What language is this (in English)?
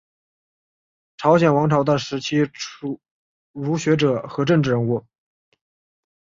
Chinese